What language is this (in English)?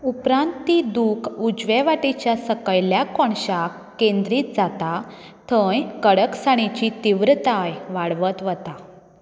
Konkani